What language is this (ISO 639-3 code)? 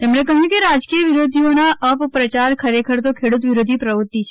guj